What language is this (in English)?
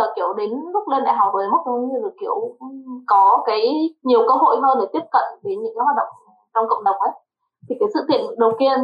Vietnamese